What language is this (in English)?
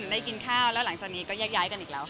Thai